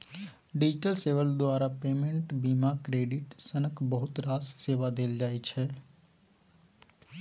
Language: Maithili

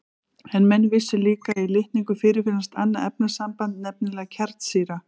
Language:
Icelandic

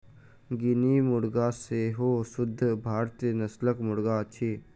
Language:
Maithili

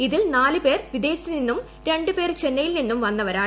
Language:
Malayalam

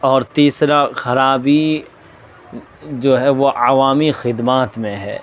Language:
Urdu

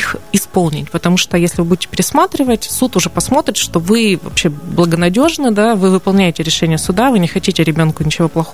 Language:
Russian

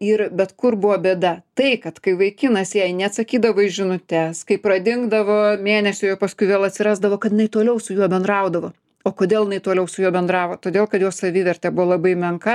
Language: Lithuanian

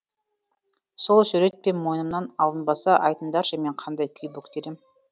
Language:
Kazakh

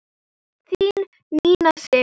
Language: Icelandic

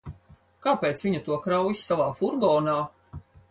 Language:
Latvian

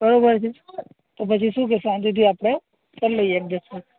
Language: Gujarati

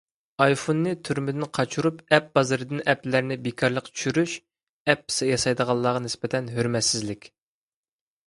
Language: Uyghur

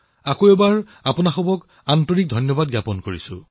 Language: Assamese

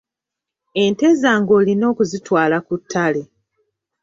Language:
Ganda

